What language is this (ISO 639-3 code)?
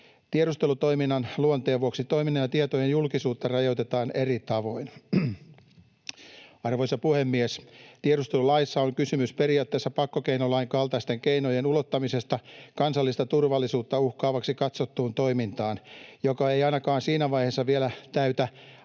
fin